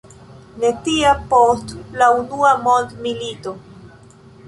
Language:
Esperanto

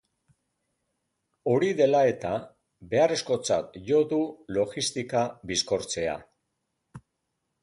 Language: Basque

